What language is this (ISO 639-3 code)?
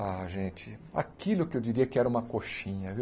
por